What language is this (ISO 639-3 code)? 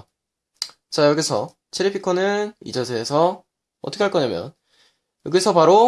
kor